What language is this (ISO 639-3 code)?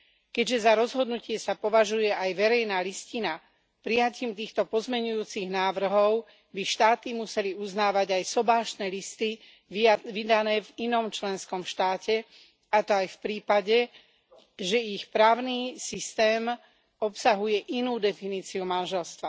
slk